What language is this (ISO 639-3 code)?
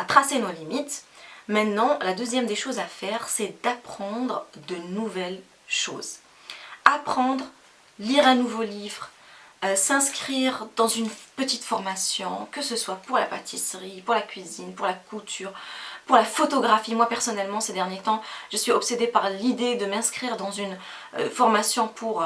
fra